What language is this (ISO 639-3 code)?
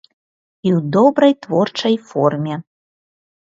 bel